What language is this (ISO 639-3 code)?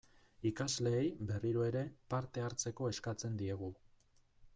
eus